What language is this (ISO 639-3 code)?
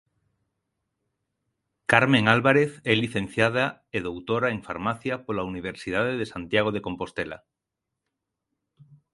glg